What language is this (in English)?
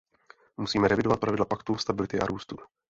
Czech